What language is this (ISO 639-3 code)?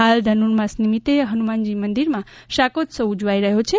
guj